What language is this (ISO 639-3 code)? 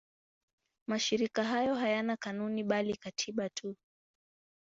swa